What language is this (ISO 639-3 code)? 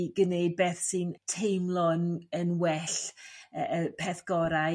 cym